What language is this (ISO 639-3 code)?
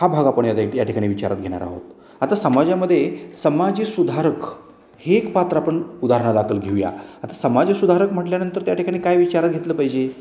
mar